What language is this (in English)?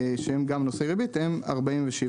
Hebrew